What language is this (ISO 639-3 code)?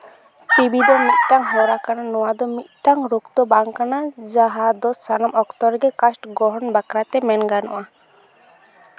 sat